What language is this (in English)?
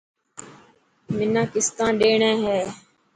Dhatki